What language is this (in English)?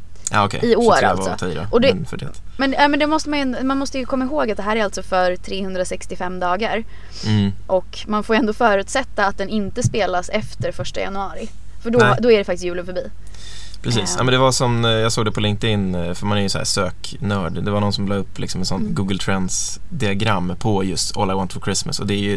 Swedish